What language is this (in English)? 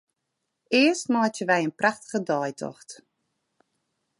Western Frisian